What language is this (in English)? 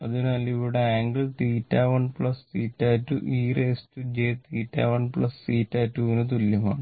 Malayalam